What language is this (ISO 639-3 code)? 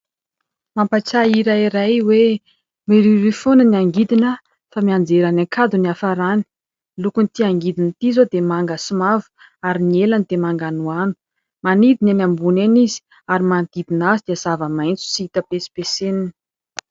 mlg